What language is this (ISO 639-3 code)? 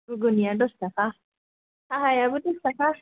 brx